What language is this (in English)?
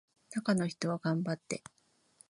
Japanese